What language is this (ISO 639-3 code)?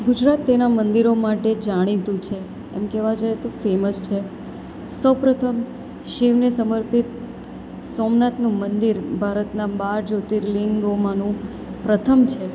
guj